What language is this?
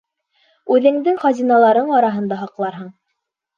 Bashkir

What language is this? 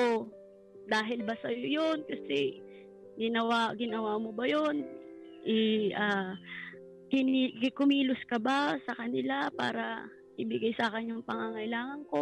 Filipino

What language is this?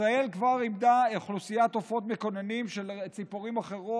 Hebrew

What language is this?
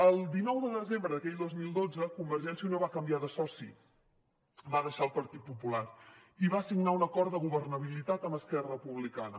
Catalan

